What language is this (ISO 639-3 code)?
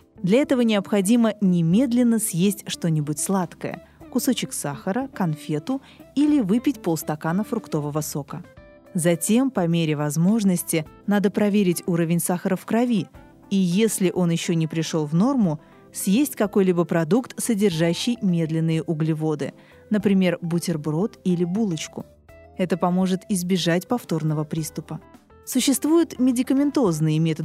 rus